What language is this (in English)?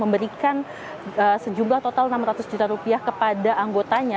Indonesian